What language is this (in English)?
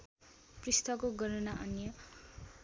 Nepali